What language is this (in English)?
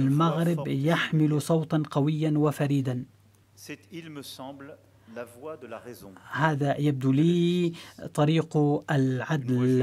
Arabic